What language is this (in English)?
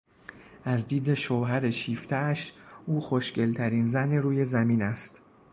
Persian